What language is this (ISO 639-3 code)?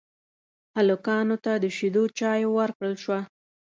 pus